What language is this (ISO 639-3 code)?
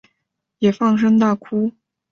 zho